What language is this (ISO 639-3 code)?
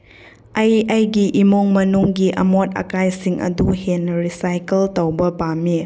mni